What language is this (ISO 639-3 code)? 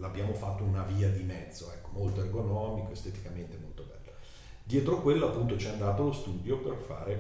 ita